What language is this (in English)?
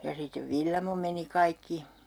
Finnish